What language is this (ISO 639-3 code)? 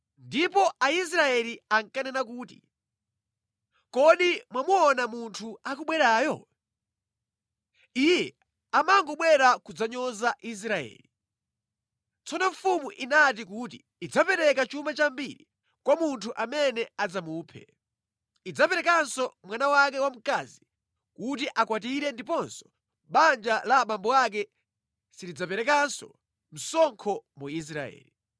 nya